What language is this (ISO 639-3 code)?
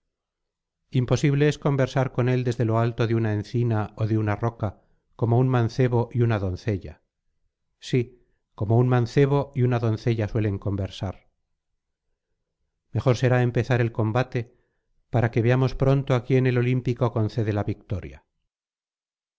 spa